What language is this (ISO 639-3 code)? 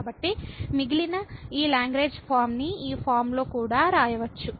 tel